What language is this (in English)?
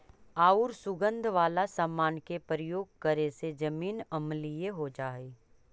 Magahi